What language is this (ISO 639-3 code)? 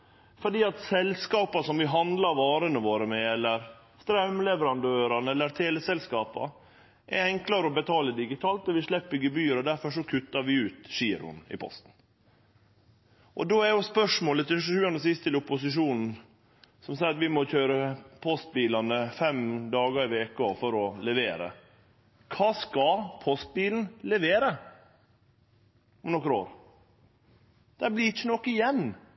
nno